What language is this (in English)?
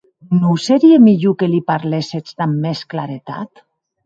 Occitan